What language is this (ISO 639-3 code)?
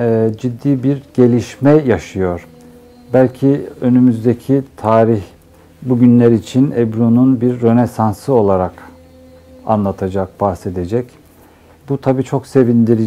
tur